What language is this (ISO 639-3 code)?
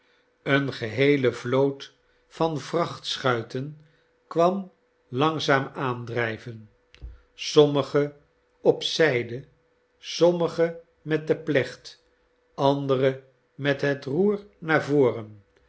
nld